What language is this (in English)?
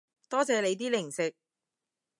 Cantonese